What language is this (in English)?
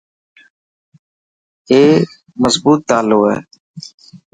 Dhatki